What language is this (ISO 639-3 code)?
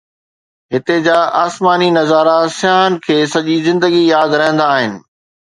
snd